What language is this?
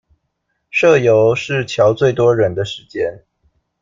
Chinese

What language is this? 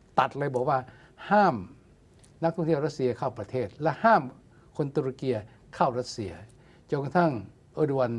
Thai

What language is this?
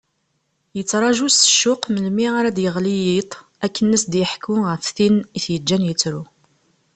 Kabyle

